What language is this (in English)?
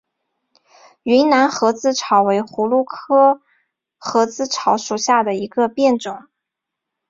Chinese